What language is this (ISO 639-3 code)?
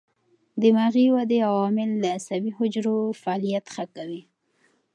pus